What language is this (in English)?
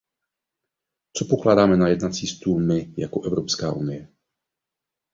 Czech